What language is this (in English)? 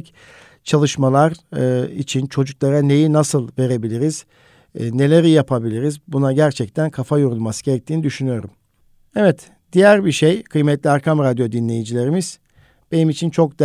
Turkish